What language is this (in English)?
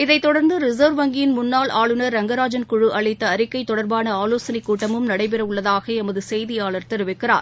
Tamil